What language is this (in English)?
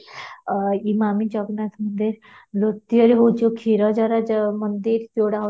Odia